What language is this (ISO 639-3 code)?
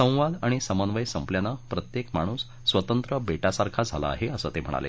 mar